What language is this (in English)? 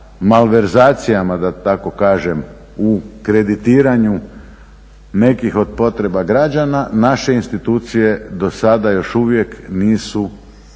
Croatian